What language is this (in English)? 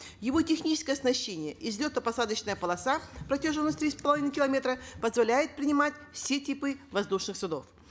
Kazakh